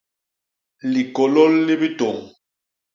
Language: Basaa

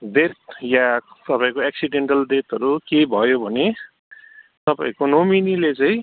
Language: Nepali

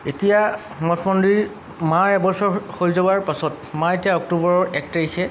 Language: Assamese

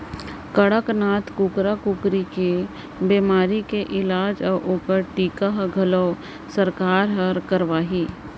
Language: Chhattisgarhi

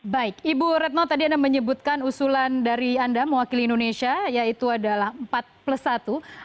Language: Indonesian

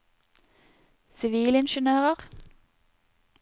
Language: Norwegian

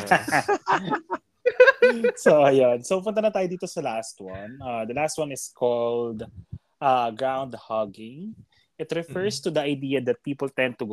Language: Filipino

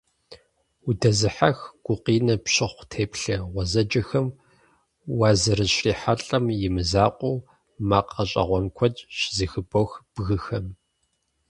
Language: Kabardian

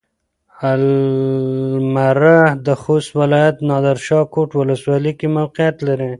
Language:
Pashto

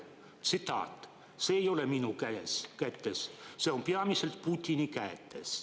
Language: Estonian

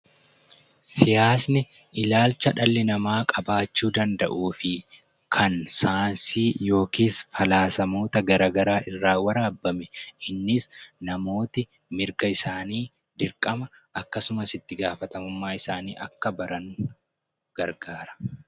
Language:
Oromo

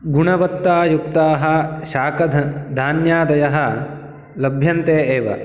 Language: Sanskrit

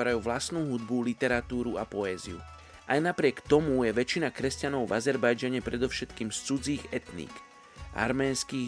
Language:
Slovak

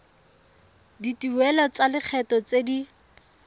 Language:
Tswana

